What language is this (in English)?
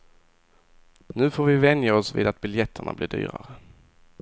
Swedish